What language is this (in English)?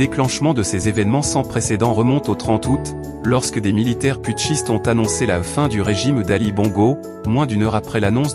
French